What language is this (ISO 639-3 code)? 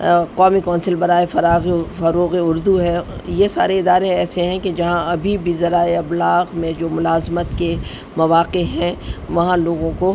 urd